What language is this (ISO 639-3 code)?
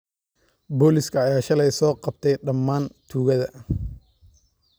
som